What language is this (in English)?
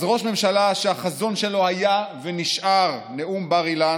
Hebrew